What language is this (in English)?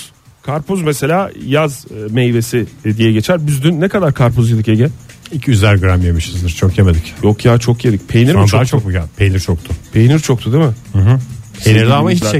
Turkish